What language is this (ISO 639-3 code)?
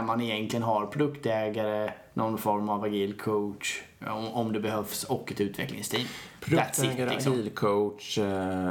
swe